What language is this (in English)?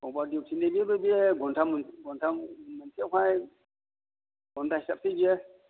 Bodo